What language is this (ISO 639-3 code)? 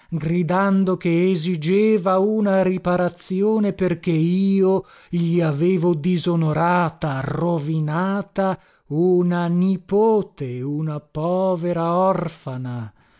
ita